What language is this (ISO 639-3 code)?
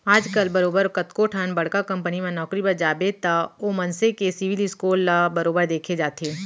hne